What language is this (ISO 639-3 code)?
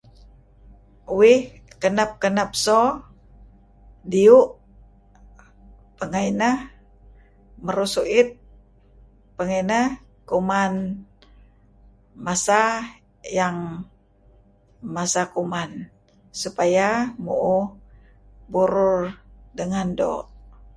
kzi